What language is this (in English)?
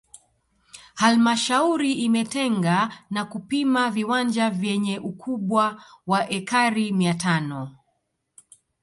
Swahili